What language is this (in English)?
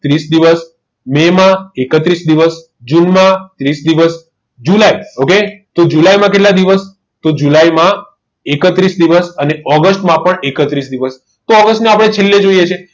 Gujarati